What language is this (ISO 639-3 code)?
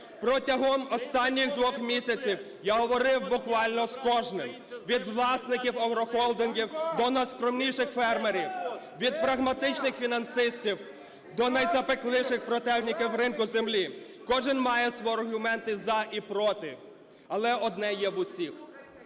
ukr